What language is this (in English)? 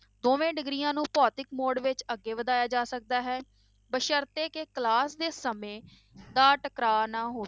Punjabi